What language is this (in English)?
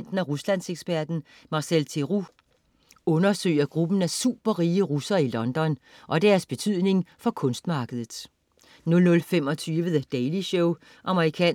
Danish